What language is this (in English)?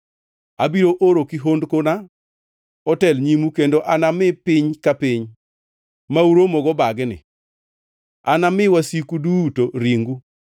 Luo (Kenya and Tanzania)